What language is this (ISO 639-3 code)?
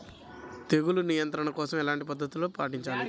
tel